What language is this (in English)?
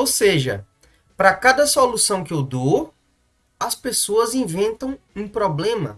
Portuguese